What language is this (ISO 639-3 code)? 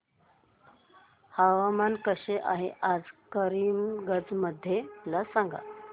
mar